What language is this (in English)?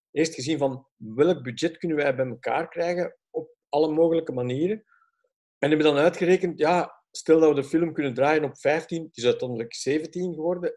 Dutch